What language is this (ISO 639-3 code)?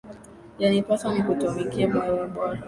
swa